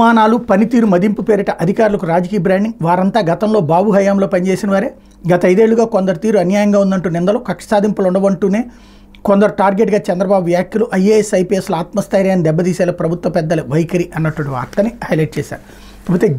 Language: Telugu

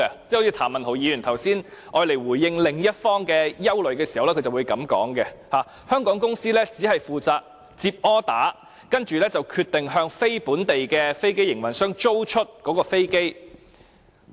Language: Cantonese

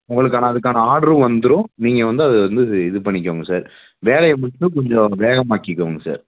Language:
Tamil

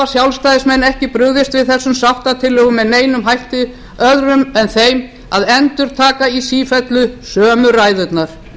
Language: Icelandic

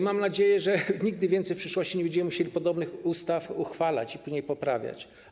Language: Polish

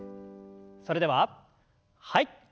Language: Japanese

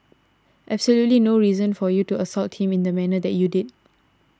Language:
English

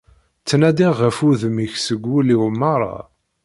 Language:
Kabyle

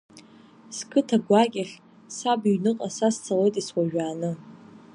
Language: Abkhazian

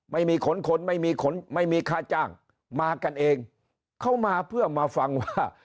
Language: Thai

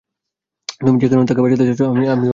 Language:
Bangla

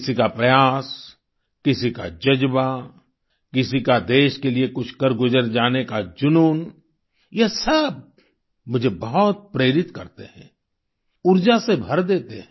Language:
Hindi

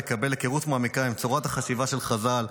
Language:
Hebrew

